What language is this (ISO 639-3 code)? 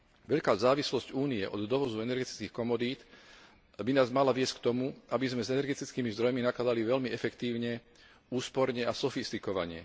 slk